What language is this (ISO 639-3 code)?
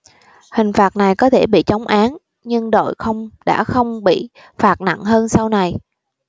vie